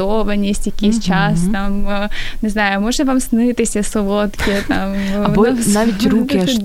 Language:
Ukrainian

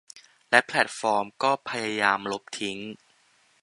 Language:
Thai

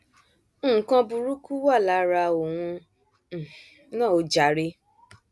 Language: Yoruba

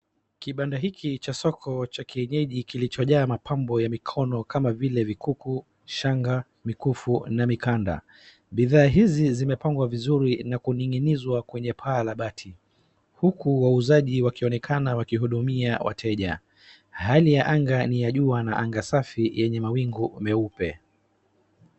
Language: Swahili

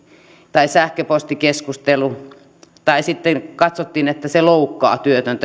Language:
Finnish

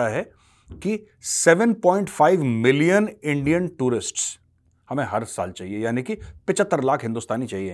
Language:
Hindi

